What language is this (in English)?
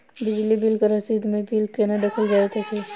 Maithili